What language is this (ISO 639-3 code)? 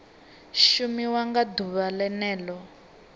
ven